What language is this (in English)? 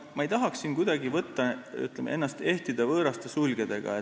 Estonian